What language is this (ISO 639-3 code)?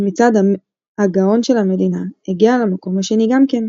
heb